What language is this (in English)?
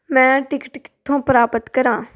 Punjabi